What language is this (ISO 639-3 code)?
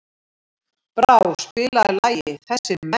isl